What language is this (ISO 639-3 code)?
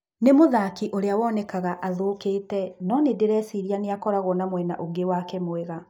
kik